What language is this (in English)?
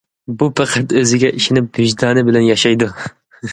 Uyghur